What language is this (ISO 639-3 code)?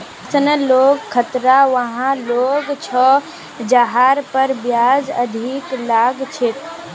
mag